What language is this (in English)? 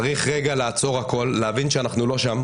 Hebrew